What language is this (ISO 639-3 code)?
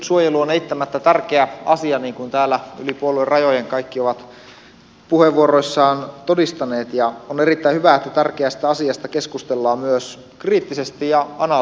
fin